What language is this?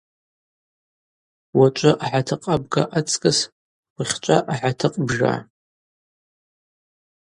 Abaza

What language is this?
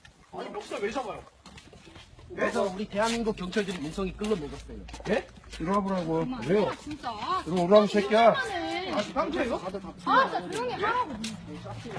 Korean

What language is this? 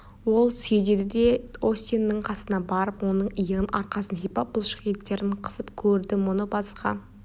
Kazakh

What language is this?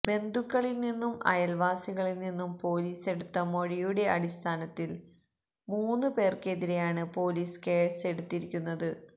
Malayalam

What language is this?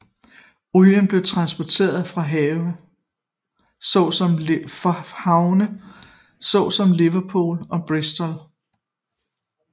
Danish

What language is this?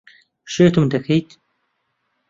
Central Kurdish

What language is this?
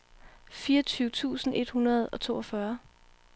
Danish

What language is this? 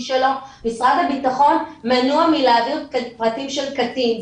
Hebrew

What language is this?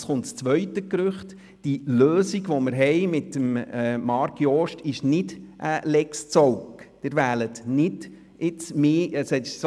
Swiss German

